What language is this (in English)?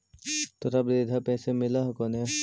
Magahi